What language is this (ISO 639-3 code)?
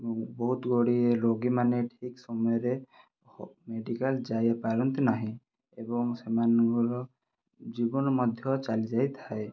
ori